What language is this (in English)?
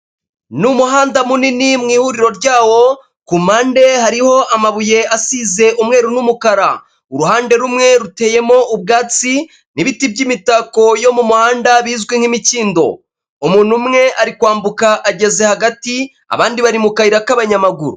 Kinyarwanda